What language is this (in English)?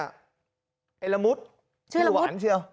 Thai